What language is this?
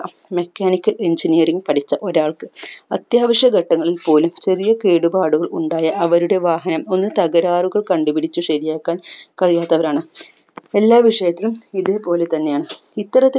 Malayalam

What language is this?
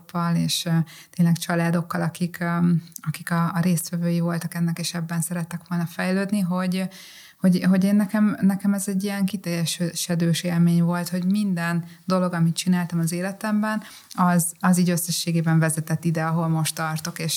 Hungarian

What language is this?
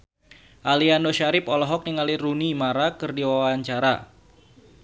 Sundanese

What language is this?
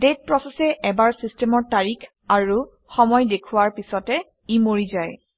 Assamese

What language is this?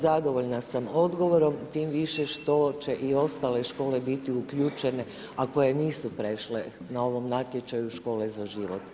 Croatian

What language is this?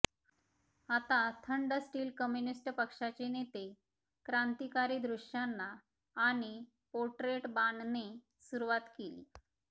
Marathi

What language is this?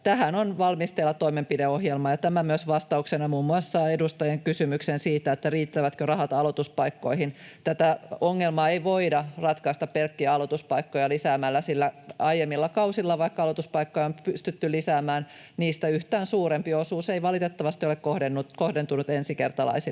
Finnish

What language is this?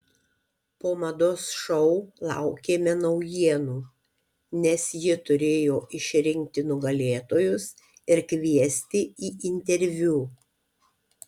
Lithuanian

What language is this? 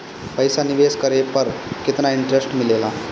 Bhojpuri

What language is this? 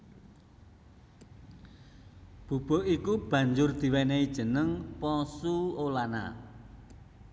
Javanese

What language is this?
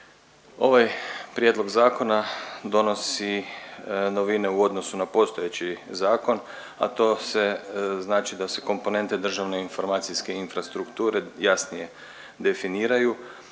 Croatian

